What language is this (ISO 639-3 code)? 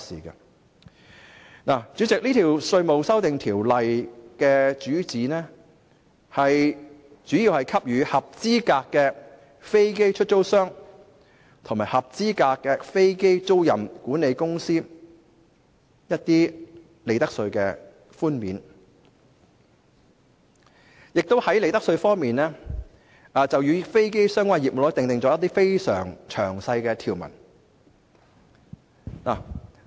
yue